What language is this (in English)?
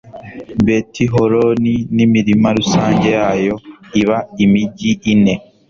Kinyarwanda